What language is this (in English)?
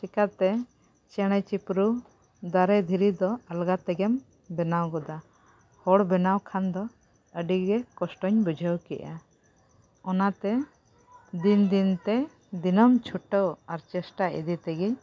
Santali